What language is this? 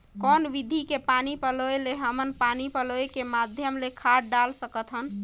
Chhattisgarhi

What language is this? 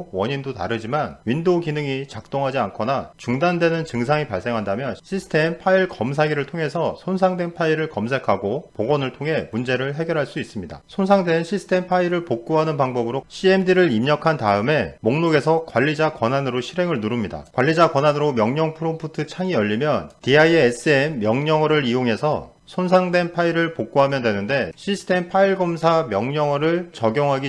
Korean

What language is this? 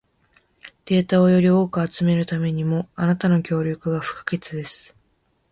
Japanese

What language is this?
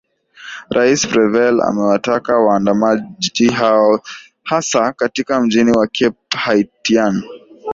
Swahili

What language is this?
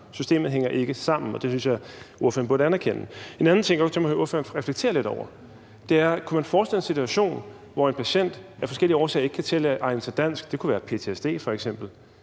Danish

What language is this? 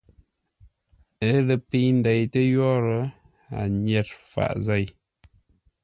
Ngombale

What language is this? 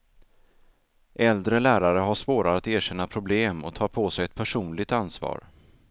Swedish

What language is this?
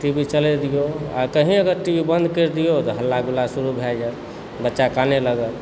Maithili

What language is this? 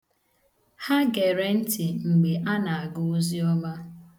Igbo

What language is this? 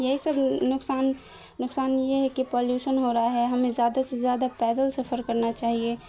Urdu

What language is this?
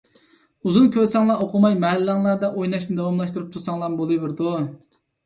Uyghur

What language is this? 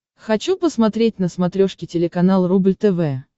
Russian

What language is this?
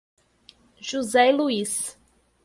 Portuguese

